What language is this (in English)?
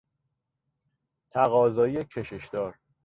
Persian